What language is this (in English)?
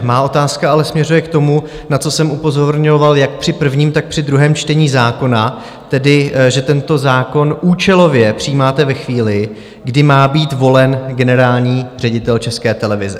Czech